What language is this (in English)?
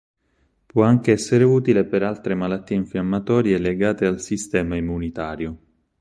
Italian